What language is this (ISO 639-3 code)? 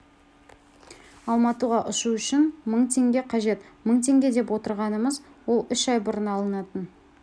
kaz